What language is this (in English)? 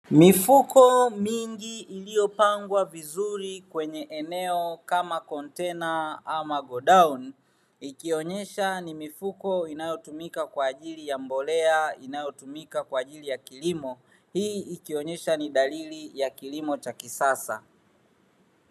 Swahili